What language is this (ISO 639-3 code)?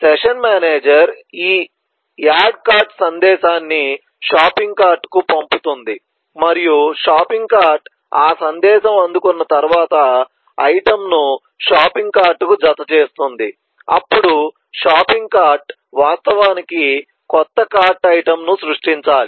tel